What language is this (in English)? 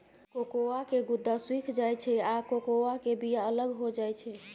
Maithili